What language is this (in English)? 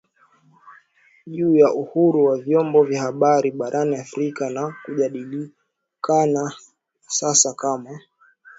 Swahili